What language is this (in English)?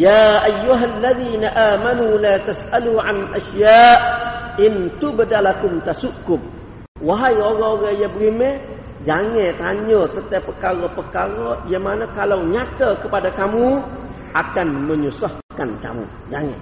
Malay